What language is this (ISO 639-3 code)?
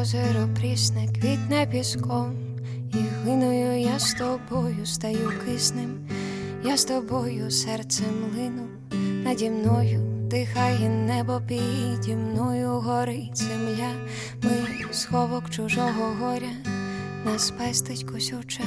ukr